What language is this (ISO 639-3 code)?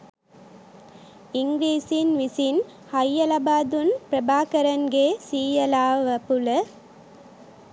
sin